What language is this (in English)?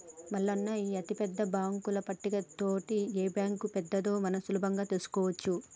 Telugu